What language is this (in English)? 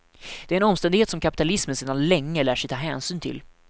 Swedish